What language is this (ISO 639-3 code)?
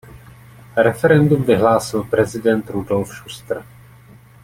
ces